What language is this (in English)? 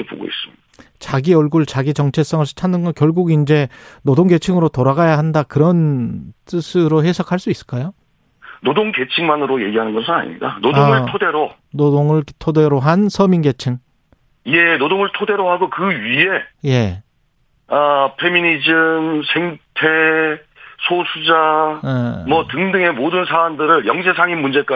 Korean